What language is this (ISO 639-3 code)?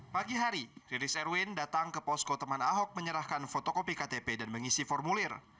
ind